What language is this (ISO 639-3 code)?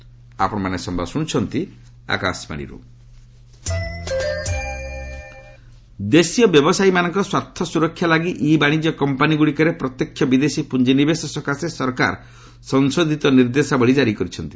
ori